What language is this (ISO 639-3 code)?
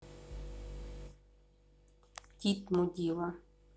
rus